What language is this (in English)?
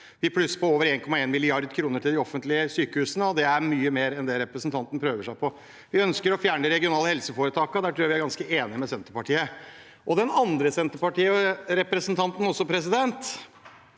Norwegian